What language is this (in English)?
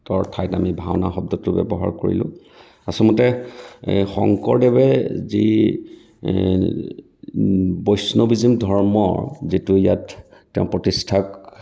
Assamese